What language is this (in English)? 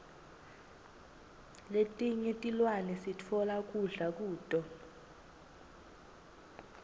Swati